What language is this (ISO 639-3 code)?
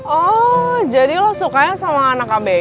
ind